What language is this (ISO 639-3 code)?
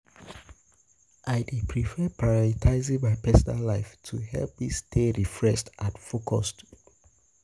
pcm